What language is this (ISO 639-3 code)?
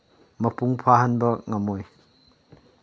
mni